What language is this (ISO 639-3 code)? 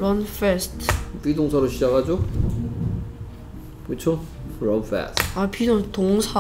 kor